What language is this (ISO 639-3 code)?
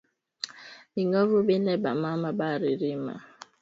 swa